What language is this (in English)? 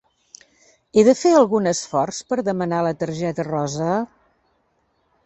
Catalan